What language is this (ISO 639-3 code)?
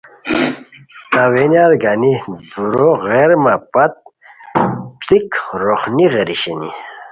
khw